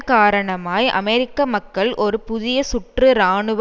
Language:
Tamil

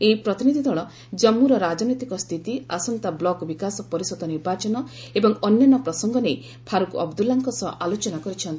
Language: Odia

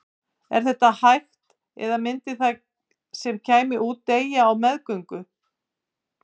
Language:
Icelandic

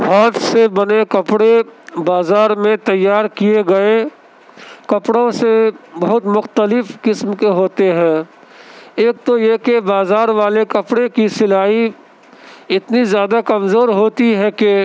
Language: Urdu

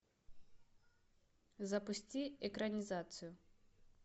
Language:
Russian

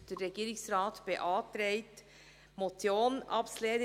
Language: Swiss German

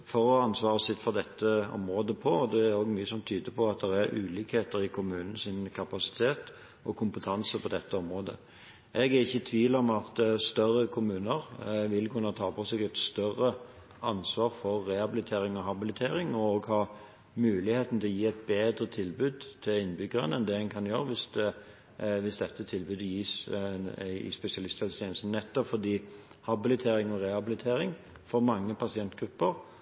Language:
Norwegian Bokmål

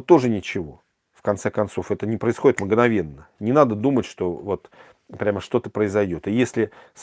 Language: Russian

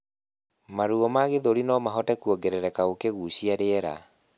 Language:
Kikuyu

